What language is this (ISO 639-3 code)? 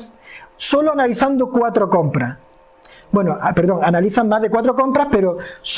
spa